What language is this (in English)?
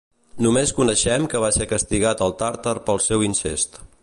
Catalan